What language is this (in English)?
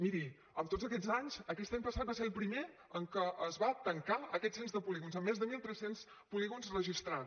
Catalan